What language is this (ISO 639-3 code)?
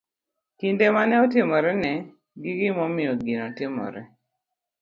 luo